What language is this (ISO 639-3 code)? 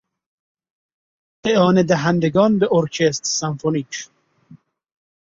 fas